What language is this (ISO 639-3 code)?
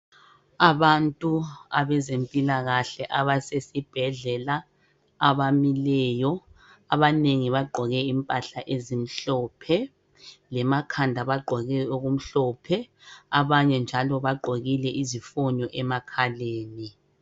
nde